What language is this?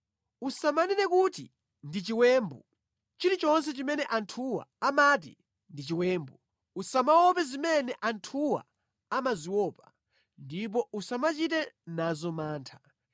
Nyanja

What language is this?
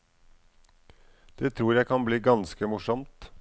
Norwegian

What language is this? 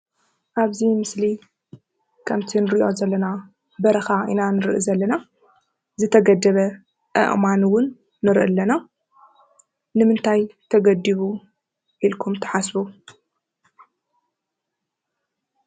Tigrinya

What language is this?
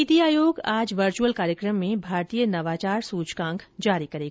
Hindi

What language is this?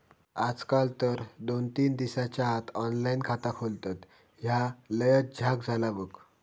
Marathi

